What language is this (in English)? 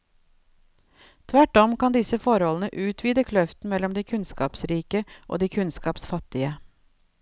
Norwegian